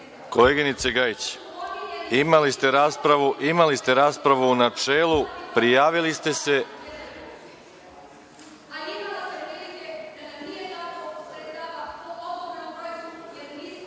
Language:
Serbian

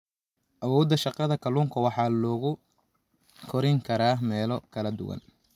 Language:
Somali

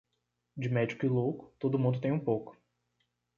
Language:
Portuguese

